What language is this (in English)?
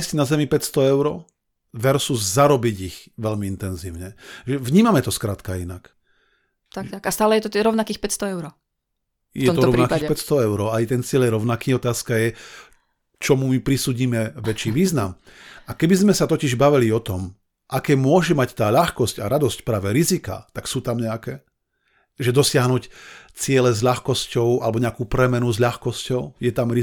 Slovak